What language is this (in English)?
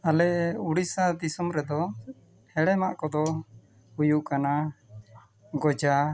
Santali